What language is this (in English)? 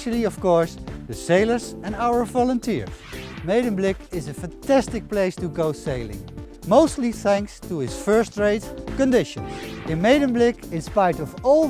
Dutch